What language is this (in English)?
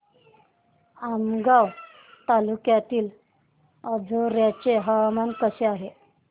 Marathi